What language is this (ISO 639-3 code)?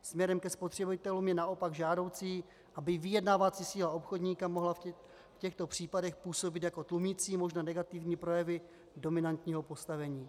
ces